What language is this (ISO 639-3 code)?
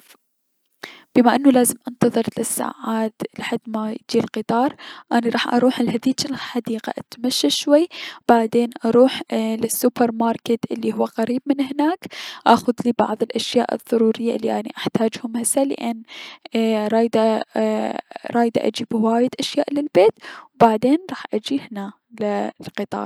acm